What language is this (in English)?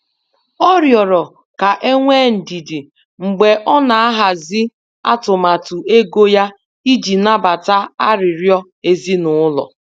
Igbo